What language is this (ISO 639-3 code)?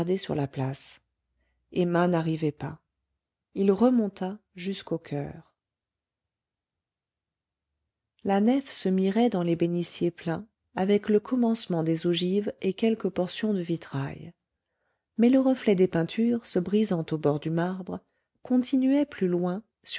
fra